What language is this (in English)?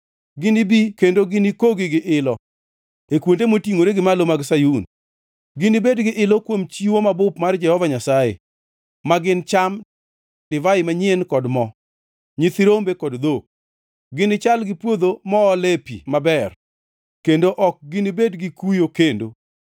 Luo (Kenya and Tanzania)